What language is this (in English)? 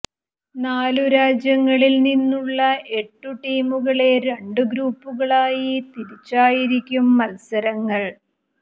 Malayalam